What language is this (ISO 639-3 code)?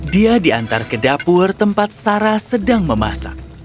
ind